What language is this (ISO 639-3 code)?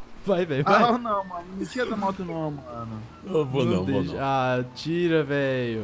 por